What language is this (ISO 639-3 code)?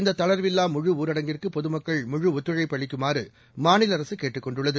tam